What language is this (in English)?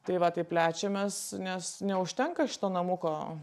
Lithuanian